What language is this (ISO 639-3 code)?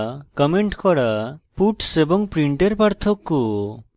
ben